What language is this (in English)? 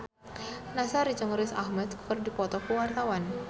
Sundanese